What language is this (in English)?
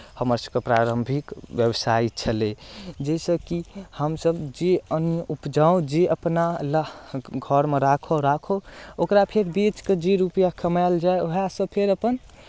Maithili